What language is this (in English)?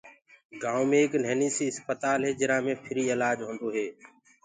Gurgula